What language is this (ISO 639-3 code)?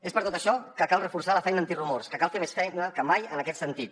cat